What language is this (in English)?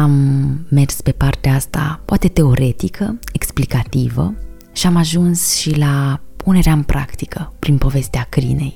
Romanian